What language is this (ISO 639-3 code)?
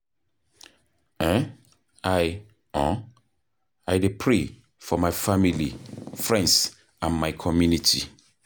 pcm